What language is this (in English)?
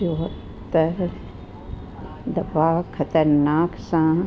Sindhi